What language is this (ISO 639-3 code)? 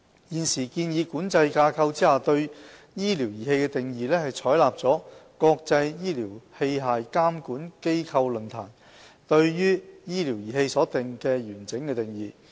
yue